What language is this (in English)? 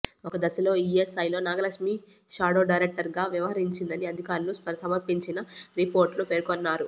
Telugu